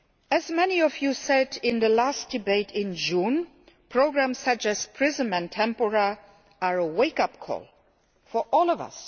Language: English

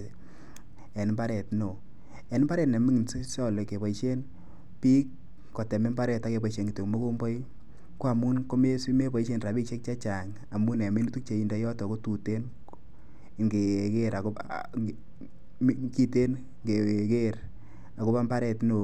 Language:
Kalenjin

